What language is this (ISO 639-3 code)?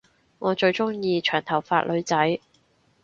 yue